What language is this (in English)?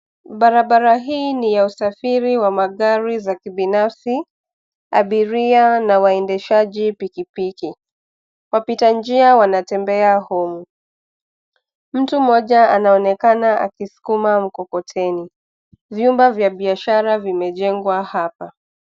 Swahili